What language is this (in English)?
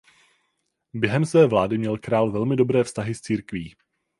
Czech